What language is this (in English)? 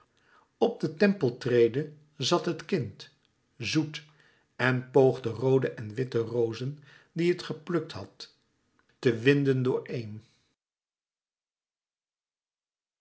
Dutch